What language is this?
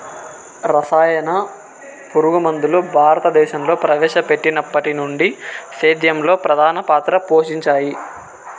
Telugu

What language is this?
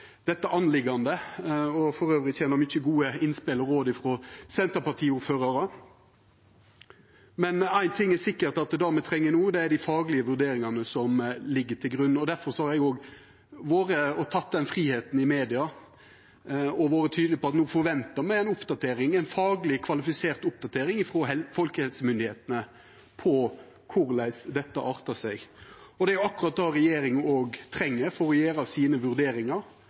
Norwegian Nynorsk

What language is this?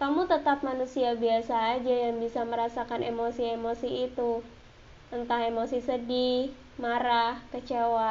Indonesian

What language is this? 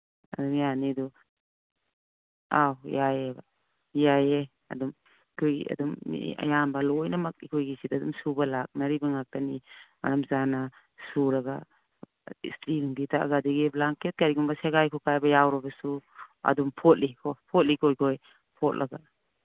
Manipuri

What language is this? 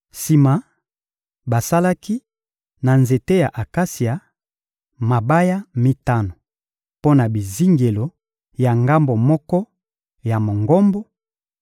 Lingala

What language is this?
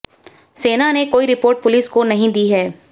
Hindi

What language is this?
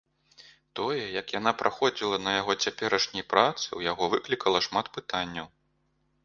Belarusian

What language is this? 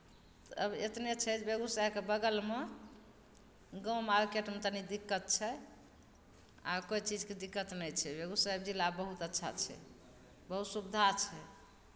Maithili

